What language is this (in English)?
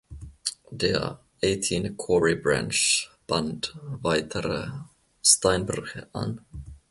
German